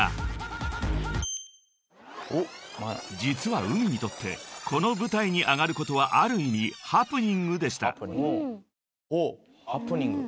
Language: Japanese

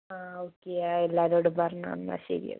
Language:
Malayalam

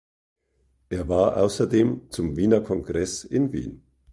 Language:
German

